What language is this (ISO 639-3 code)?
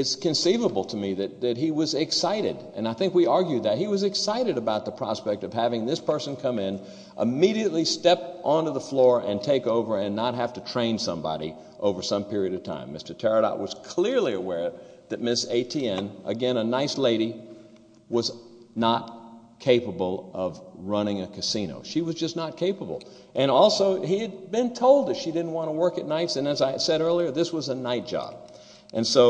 eng